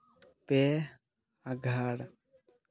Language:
Santali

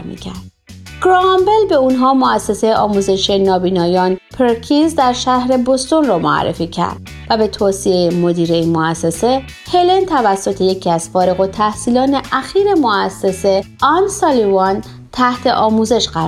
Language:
Persian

